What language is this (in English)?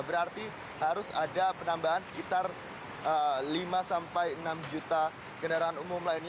Indonesian